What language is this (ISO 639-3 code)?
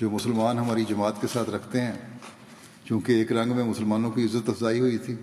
urd